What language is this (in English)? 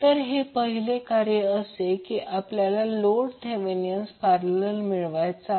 Marathi